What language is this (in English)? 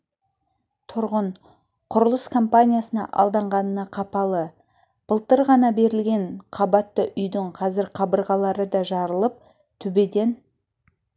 Kazakh